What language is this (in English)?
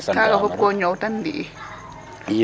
Serer